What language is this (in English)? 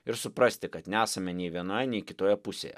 Lithuanian